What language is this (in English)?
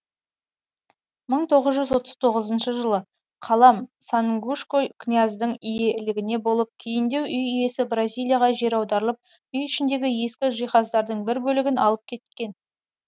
Kazakh